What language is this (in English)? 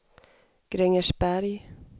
Swedish